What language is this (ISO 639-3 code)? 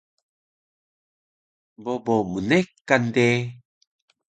trv